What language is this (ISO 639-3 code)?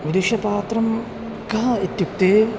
san